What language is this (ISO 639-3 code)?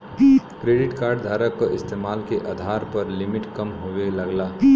bho